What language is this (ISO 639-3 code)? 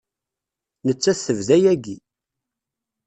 kab